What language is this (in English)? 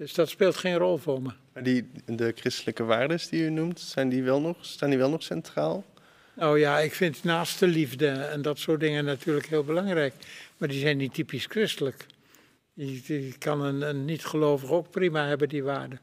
Dutch